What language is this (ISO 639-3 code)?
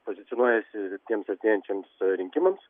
lit